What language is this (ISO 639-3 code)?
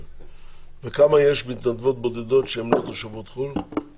heb